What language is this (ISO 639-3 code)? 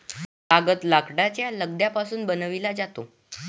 mar